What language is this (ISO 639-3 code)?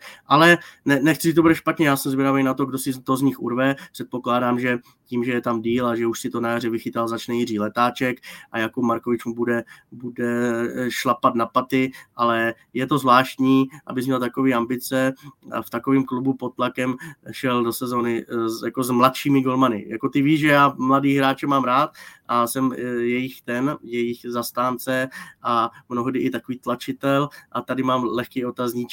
ces